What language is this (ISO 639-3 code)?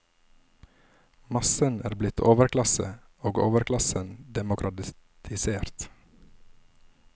nor